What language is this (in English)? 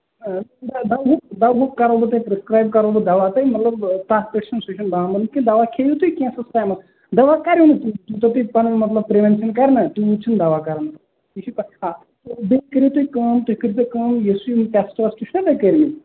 Kashmiri